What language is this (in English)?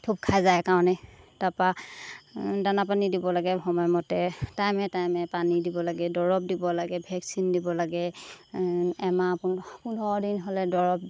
Assamese